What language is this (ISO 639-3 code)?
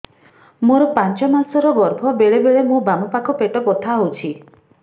ori